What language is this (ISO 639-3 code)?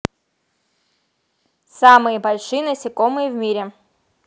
rus